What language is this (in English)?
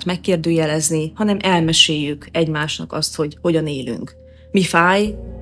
Hungarian